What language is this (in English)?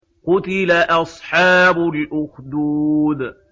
Arabic